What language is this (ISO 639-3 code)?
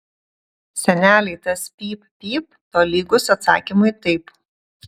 lit